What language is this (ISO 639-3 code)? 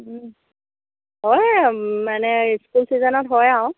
asm